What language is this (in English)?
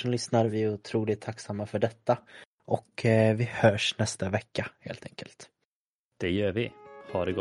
Swedish